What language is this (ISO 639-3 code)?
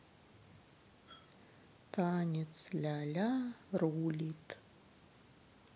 rus